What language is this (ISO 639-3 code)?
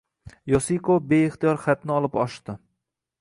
uzb